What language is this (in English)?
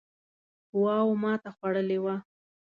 Pashto